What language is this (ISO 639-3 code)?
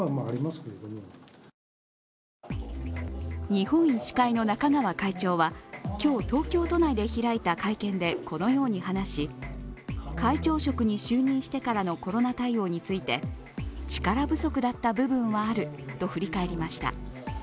jpn